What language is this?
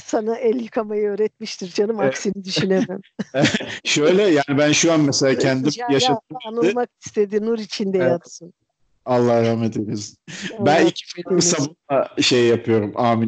Turkish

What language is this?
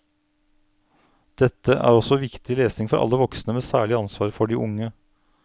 Norwegian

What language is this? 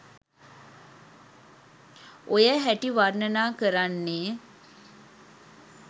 Sinhala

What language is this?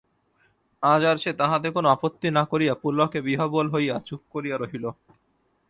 Bangla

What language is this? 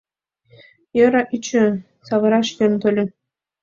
Mari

